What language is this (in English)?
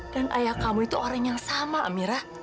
Indonesian